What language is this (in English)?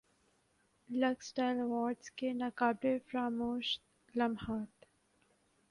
Urdu